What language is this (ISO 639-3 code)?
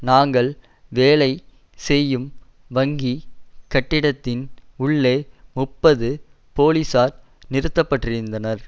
tam